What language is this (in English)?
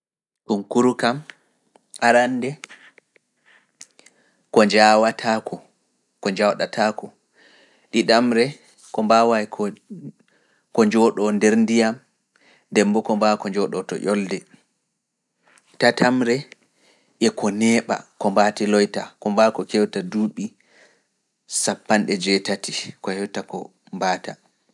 Fula